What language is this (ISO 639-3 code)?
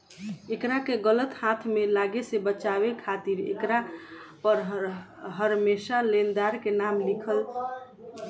bho